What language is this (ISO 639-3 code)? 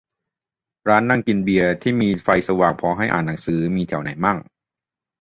tha